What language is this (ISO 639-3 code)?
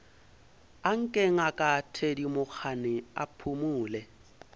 nso